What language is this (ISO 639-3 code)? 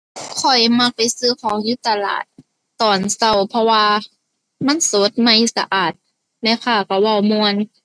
tha